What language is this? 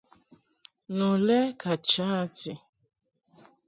Mungaka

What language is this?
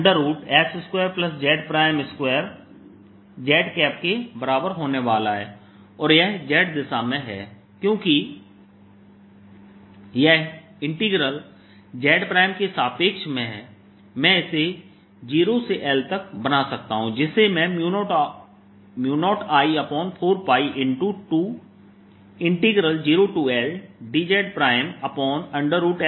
Hindi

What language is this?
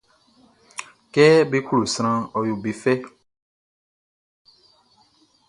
Baoulé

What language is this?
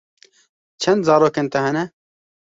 Kurdish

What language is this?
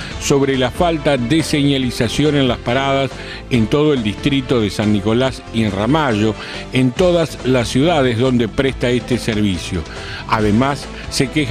Spanish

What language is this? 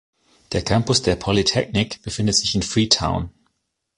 German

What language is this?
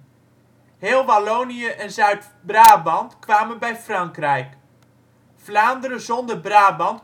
Dutch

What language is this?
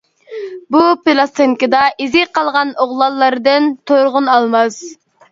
Uyghur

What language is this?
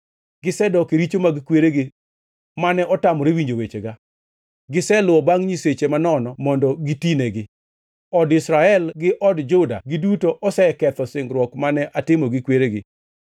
Luo (Kenya and Tanzania)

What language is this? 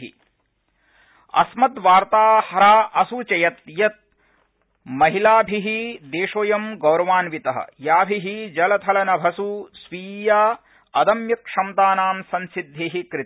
Sanskrit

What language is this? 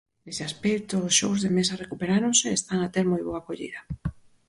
Galician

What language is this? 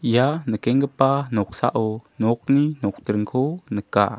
Garo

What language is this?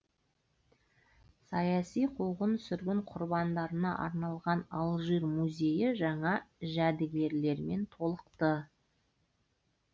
Kazakh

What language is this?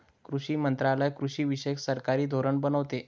Marathi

